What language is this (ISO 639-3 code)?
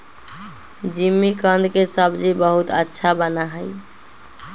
mag